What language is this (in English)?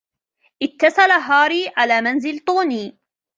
Arabic